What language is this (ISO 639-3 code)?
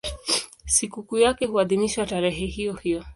swa